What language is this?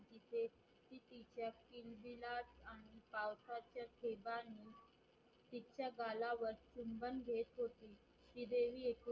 Marathi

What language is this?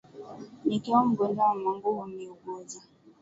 Swahili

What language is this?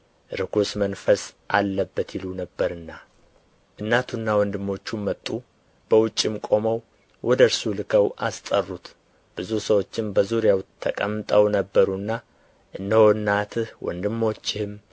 Amharic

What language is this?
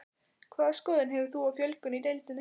Icelandic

